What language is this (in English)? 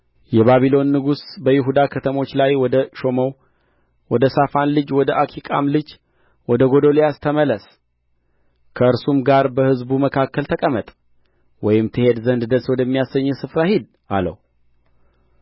Amharic